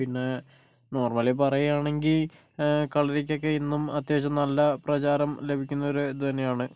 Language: Malayalam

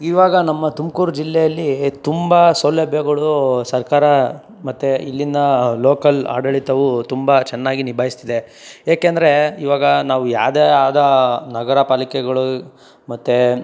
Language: Kannada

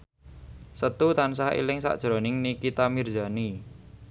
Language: Javanese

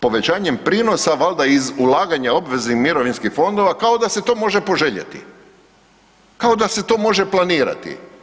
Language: Croatian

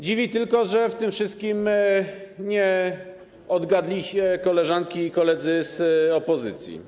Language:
Polish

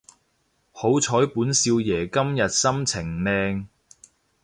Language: Cantonese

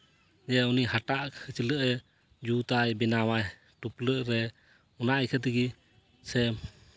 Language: Santali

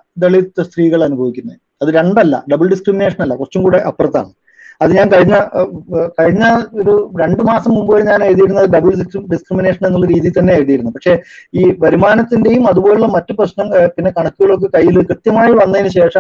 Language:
Malayalam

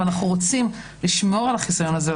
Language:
Hebrew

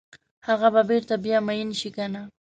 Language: Pashto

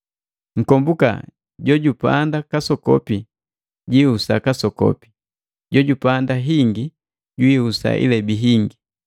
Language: Matengo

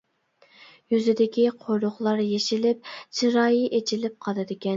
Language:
Uyghur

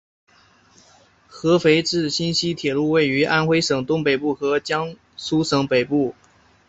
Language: Chinese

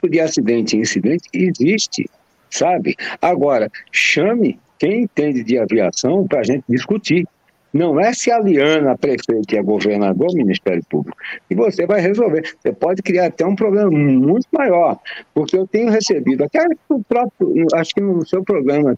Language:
Portuguese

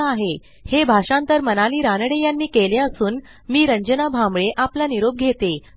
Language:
Marathi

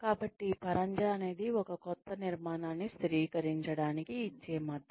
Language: Telugu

